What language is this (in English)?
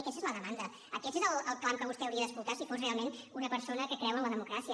Catalan